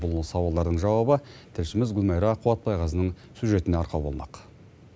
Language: Kazakh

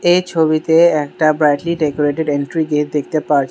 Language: Bangla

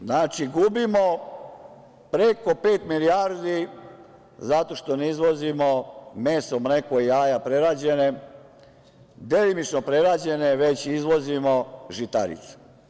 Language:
Serbian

